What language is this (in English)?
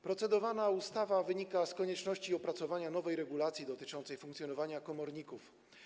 Polish